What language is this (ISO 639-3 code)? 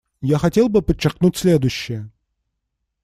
rus